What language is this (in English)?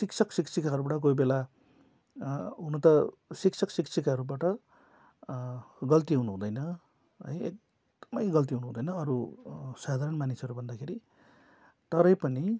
Nepali